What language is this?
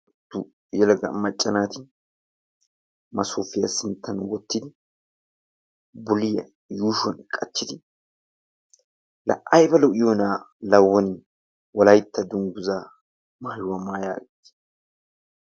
Wolaytta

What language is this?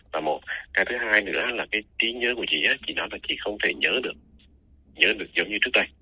Vietnamese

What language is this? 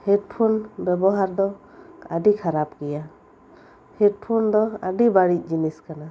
Santali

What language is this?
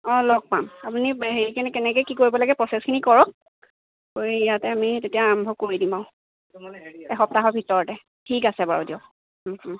Assamese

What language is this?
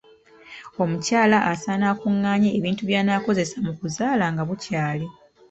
Ganda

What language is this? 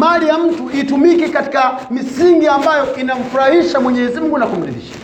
Swahili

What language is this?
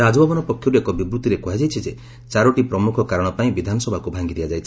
Odia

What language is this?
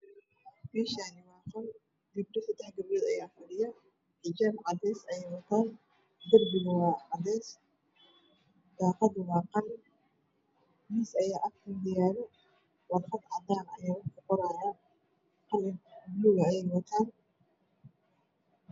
Somali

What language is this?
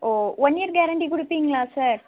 Tamil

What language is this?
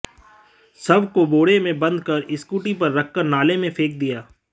Hindi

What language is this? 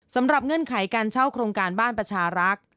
Thai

